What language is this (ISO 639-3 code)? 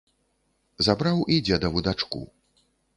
bel